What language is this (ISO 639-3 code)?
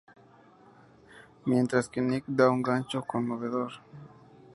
spa